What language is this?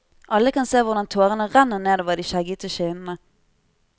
Norwegian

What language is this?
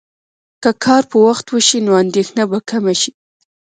Pashto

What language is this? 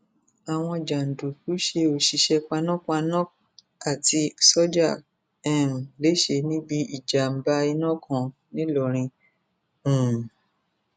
Yoruba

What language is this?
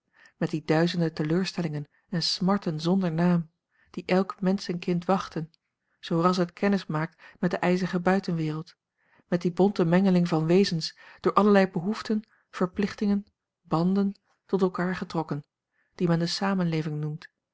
Dutch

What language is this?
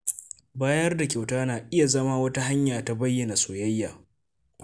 Hausa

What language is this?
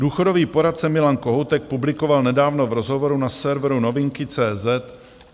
Czech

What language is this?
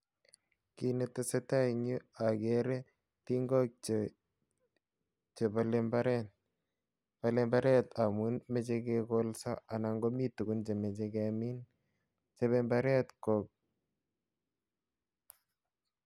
Kalenjin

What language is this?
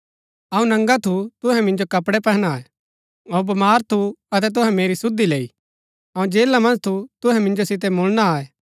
Gaddi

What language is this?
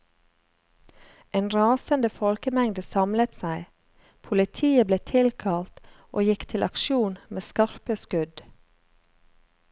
Norwegian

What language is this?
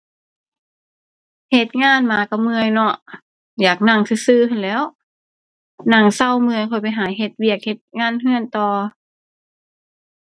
Thai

